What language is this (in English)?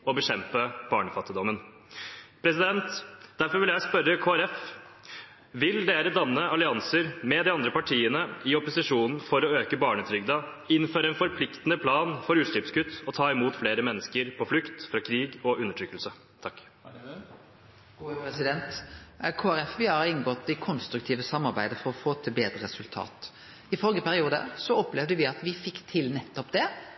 Norwegian